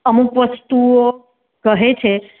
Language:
Gujarati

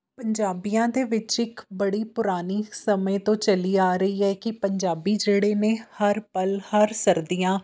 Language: Punjabi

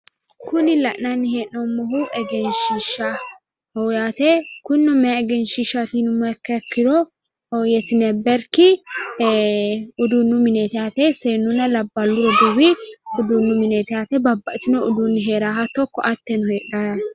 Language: Sidamo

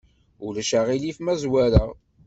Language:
Kabyle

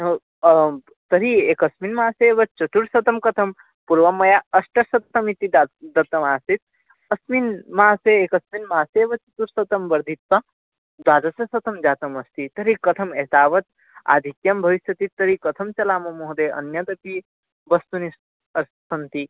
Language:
Sanskrit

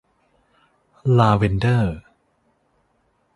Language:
Thai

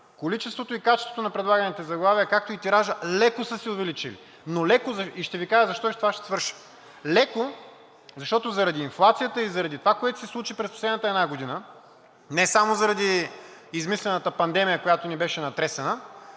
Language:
Bulgarian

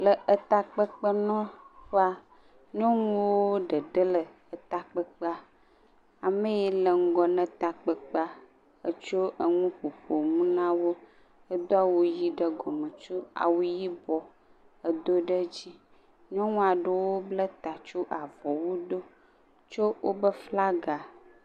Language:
Ewe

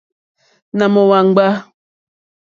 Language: Mokpwe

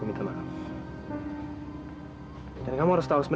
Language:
Indonesian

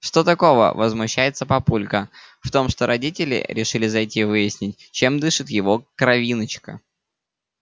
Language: Russian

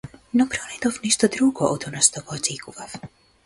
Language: Macedonian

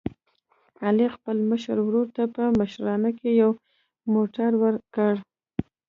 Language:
Pashto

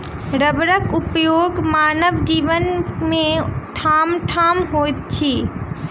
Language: Maithili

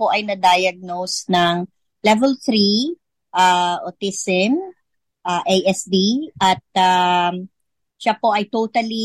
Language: Filipino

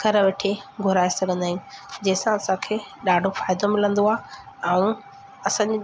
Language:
Sindhi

